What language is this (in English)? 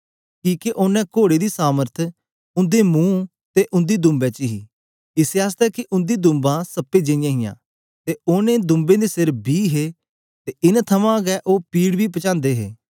Dogri